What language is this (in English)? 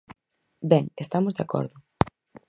Galician